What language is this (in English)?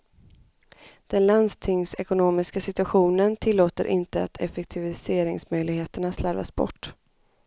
Swedish